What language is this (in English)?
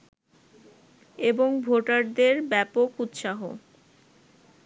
Bangla